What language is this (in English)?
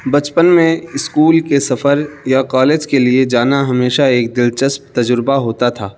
Urdu